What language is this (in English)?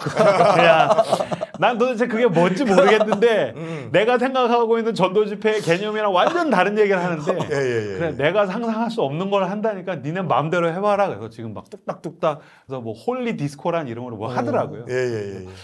Korean